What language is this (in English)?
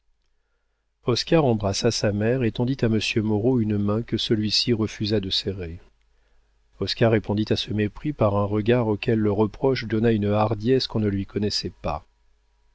French